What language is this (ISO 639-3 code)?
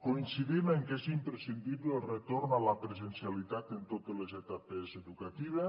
cat